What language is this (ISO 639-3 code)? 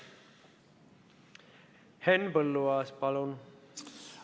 est